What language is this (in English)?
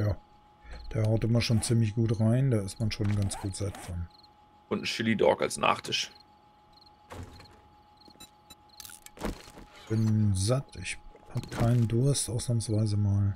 German